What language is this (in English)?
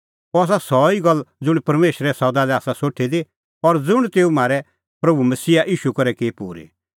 Kullu Pahari